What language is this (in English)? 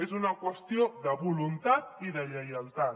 Catalan